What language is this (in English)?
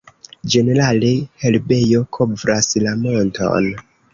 Esperanto